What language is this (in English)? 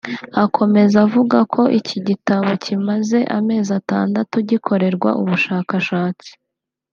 Kinyarwanda